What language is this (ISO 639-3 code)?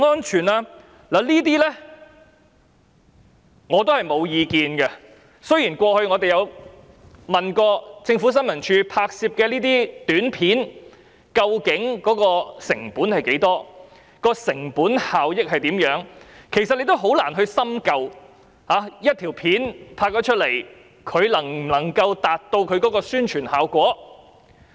yue